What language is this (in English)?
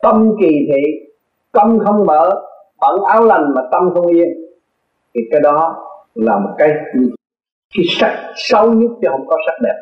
Vietnamese